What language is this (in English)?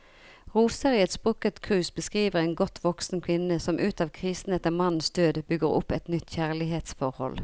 Norwegian